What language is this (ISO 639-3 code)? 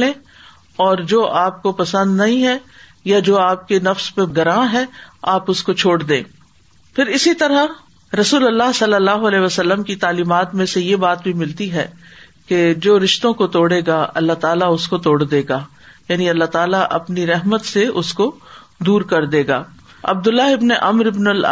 urd